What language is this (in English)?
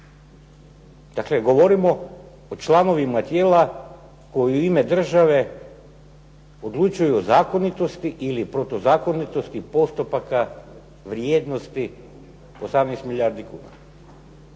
Croatian